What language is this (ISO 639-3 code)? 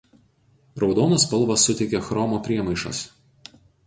lit